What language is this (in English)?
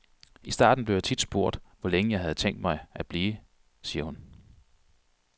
Danish